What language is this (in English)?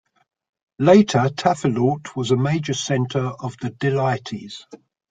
English